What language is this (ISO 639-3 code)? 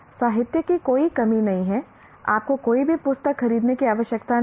hin